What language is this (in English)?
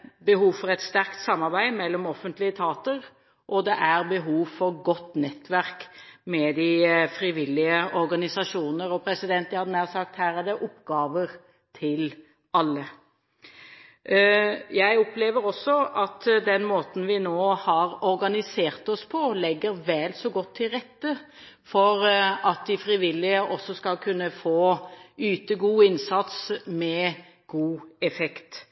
Norwegian Bokmål